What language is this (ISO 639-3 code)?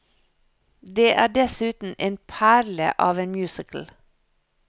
nor